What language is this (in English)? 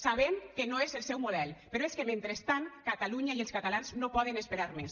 Catalan